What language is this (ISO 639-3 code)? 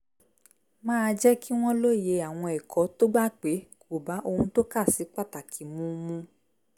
yor